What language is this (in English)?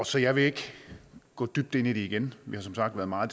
Danish